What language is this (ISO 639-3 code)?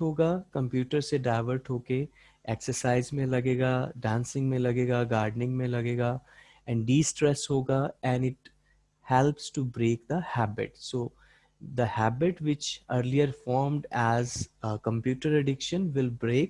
eng